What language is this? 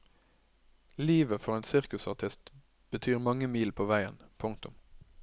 Norwegian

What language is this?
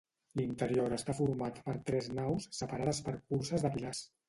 Catalan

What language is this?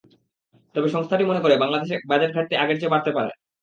Bangla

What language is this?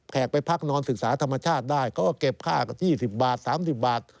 Thai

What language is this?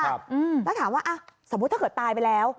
Thai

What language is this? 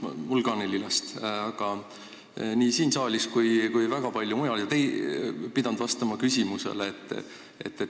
Estonian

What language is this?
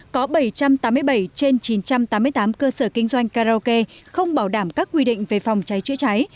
Vietnamese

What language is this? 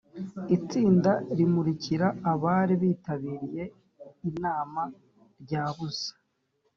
Kinyarwanda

